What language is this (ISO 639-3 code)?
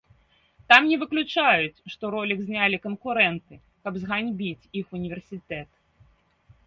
bel